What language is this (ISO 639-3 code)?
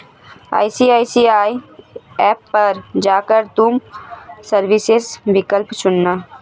hin